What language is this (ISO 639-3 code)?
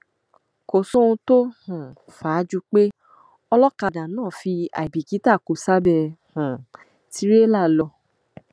yor